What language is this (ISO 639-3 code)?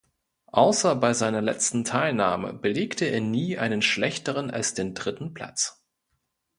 deu